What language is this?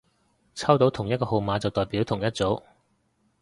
Cantonese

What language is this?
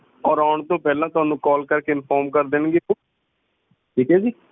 Punjabi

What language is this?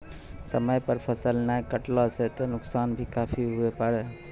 Maithili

